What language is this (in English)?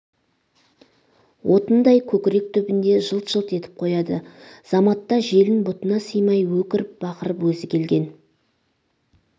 Kazakh